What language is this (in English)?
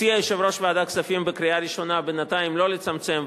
Hebrew